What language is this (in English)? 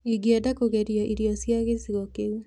Kikuyu